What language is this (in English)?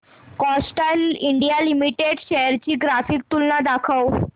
Marathi